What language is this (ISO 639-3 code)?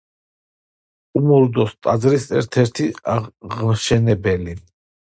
kat